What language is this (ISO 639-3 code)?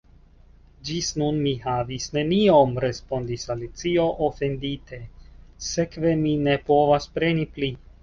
epo